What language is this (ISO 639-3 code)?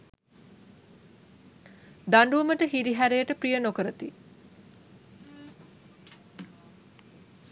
sin